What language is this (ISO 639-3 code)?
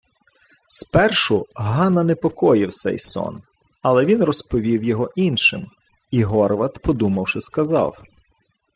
ukr